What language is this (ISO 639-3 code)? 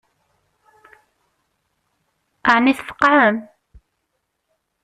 kab